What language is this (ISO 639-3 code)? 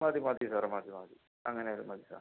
mal